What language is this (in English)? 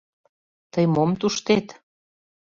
Mari